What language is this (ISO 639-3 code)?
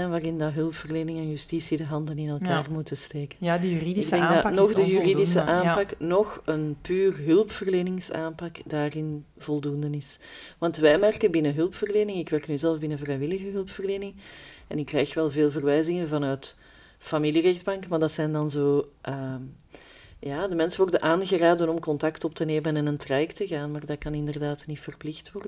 nld